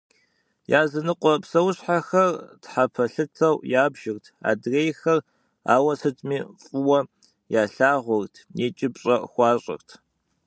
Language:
Kabardian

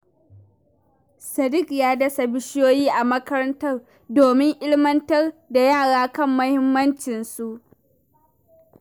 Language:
Hausa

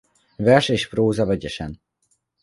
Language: Hungarian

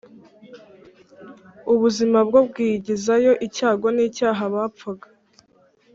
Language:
Kinyarwanda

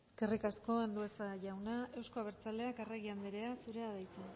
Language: Basque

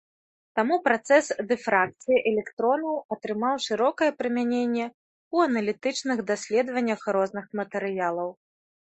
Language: Belarusian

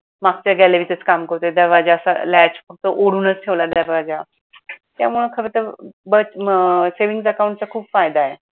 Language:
Marathi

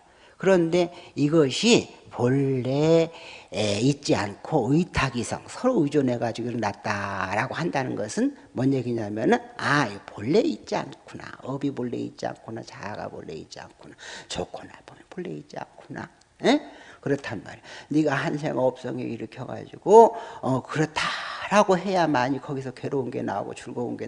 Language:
Korean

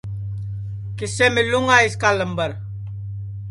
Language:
Sansi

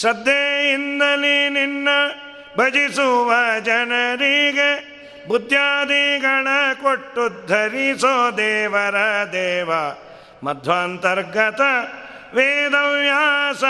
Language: Kannada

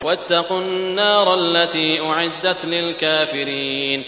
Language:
Arabic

